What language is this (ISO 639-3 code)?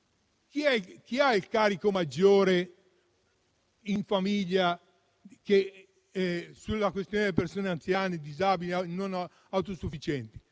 ita